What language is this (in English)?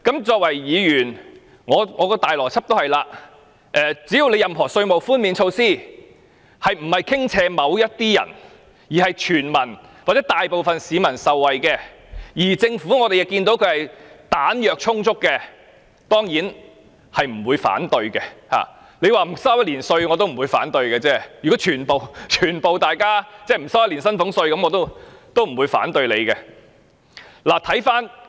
Cantonese